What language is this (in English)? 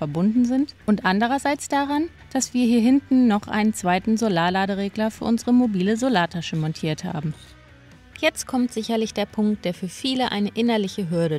German